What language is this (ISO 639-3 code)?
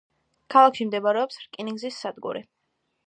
kat